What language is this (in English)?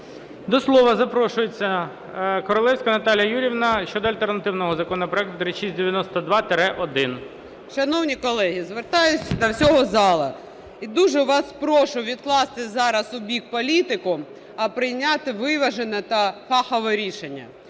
Ukrainian